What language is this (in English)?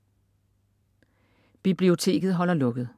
Danish